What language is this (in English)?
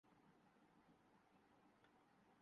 Urdu